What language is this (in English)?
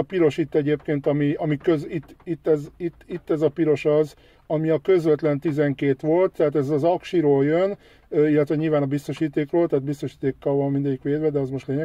Hungarian